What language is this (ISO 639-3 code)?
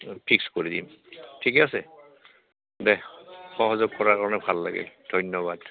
asm